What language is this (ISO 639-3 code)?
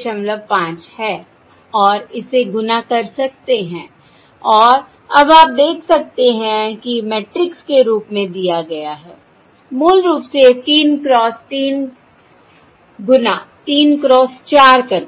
hin